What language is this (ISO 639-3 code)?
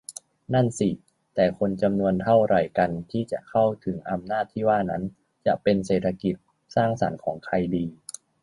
tha